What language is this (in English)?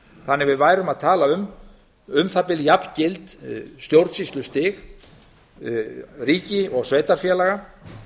Icelandic